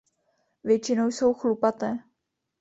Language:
Czech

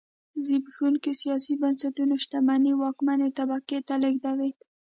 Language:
Pashto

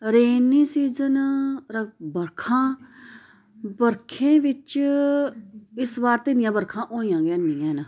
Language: Dogri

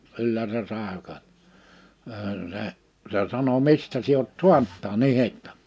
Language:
Finnish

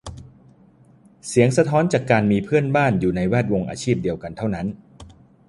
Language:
Thai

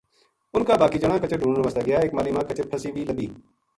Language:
Gujari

